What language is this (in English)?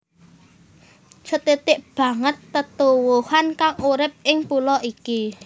Javanese